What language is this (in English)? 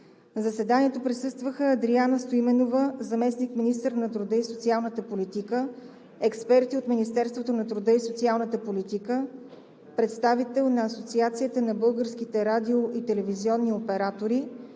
Bulgarian